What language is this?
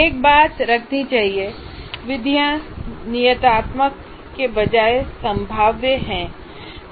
Hindi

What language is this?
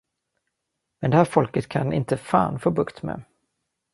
Swedish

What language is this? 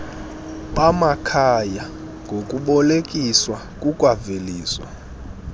Xhosa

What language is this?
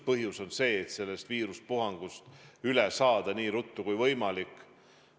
Estonian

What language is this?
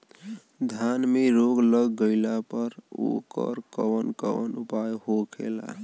Bhojpuri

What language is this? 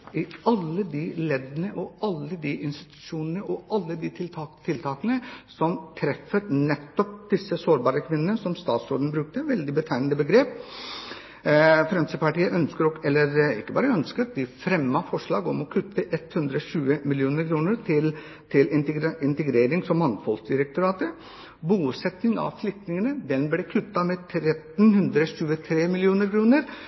Norwegian Bokmål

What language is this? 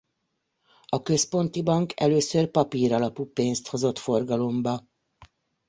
Hungarian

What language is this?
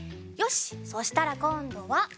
Japanese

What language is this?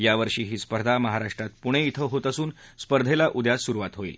Marathi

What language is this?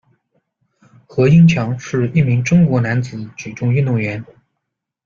Chinese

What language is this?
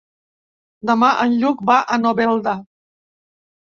Catalan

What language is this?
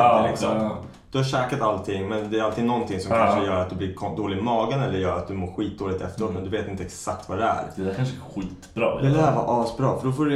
Swedish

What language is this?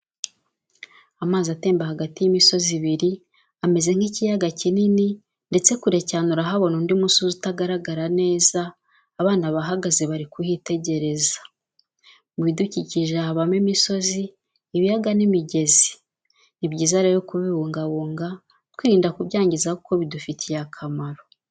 Kinyarwanda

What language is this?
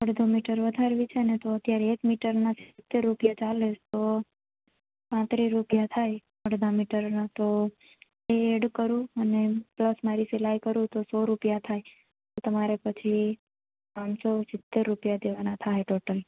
Gujarati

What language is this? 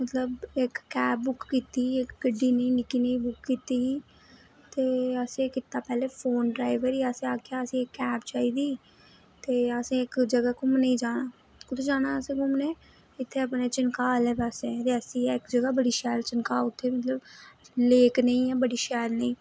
Dogri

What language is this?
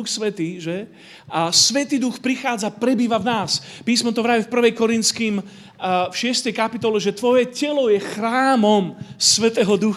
Slovak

